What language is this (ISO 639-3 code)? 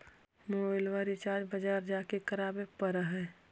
mag